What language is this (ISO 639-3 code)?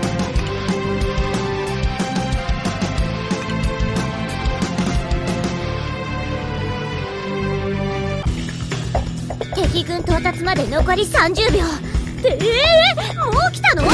jpn